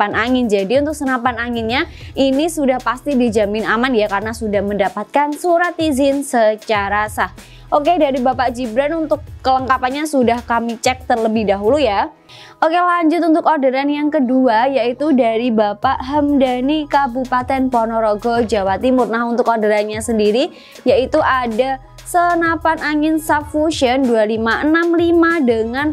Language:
Indonesian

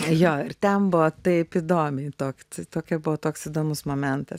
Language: Lithuanian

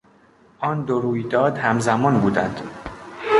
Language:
Persian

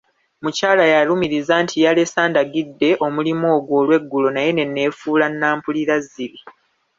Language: Ganda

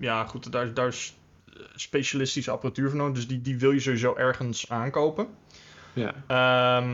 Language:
Dutch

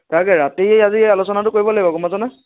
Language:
Assamese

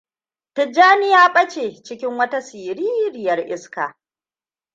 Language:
Hausa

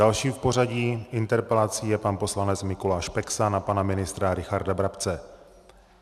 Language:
Czech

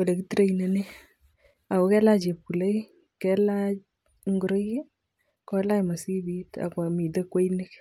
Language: Kalenjin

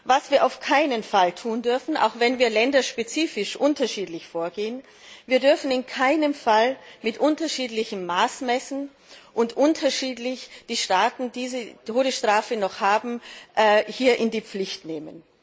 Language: German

